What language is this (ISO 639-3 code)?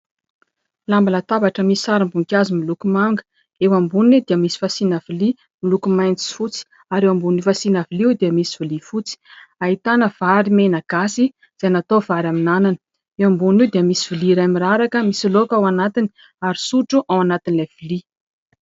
mlg